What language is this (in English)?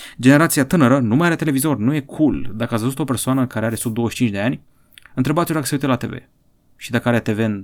Romanian